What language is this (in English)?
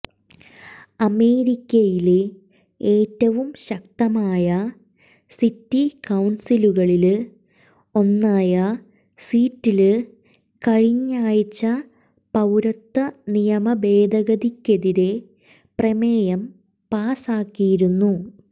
Malayalam